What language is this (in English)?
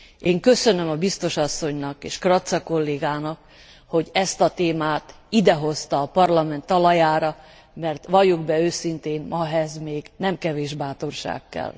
Hungarian